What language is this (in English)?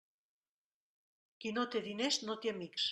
Catalan